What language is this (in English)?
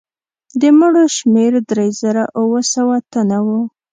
Pashto